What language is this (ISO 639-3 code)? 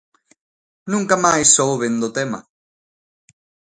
glg